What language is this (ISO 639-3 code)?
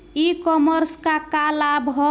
bho